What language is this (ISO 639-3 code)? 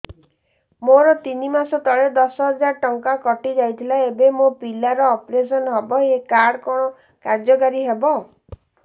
ori